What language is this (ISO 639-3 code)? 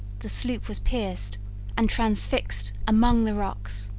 eng